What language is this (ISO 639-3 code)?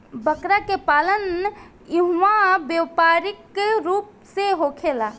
bho